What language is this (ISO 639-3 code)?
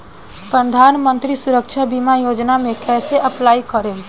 bho